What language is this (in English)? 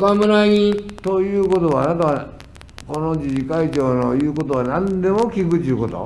Japanese